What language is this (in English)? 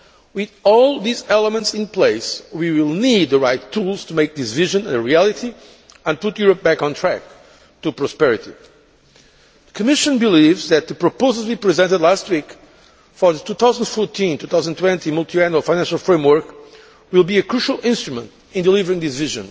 English